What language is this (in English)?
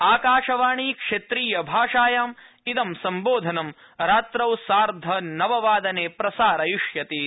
Sanskrit